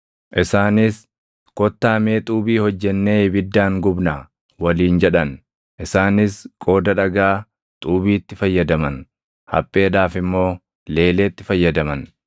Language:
Oromo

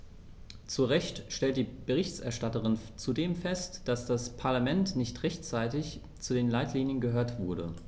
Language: German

